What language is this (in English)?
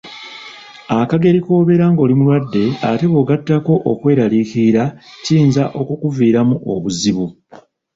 Ganda